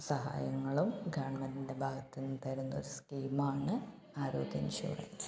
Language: Malayalam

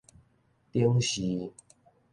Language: Min Nan Chinese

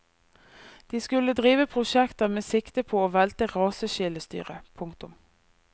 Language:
Norwegian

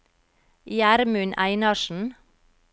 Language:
Norwegian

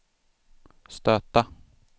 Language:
Swedish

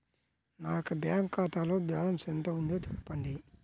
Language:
Telugu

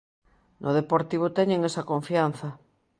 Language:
Galician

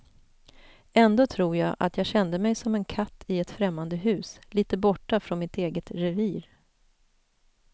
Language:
Swedish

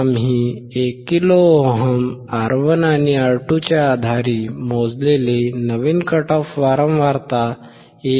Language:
Marathi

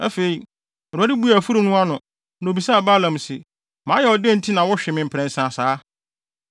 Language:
Akan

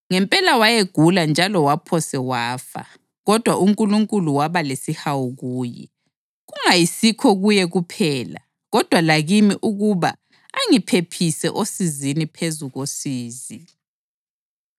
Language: North Ndebele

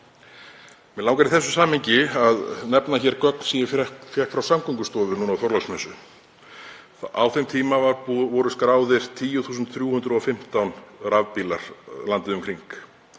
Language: Icelandic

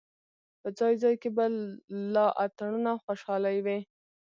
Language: Pashto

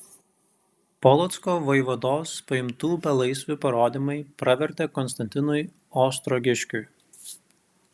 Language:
Lithuanian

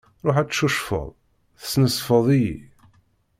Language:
Kabyle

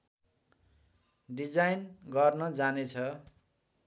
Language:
Nepali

